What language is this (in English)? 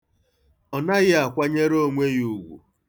Igbo